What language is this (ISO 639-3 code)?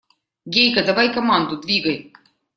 rus